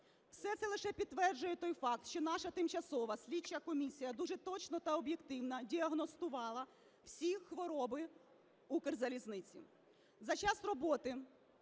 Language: Ukrainian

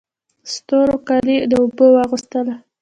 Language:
Pashto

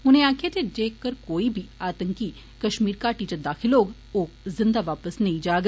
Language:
Dogri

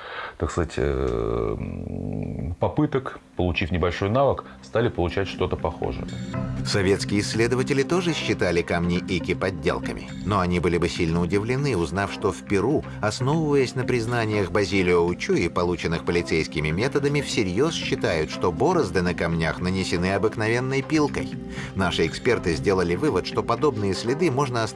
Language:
Russian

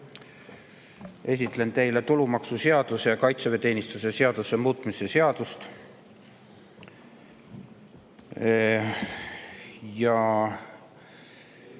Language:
Estonian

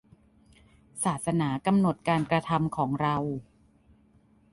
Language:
Thai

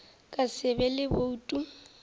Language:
Northern Sotho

